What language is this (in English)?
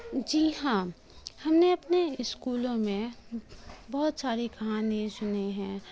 Urdu